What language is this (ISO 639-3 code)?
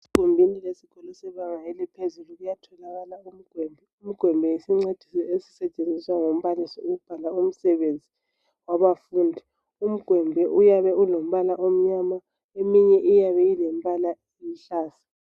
nde